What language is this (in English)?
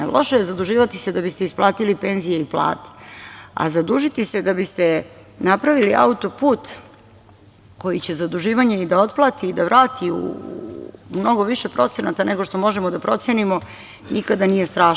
Serbian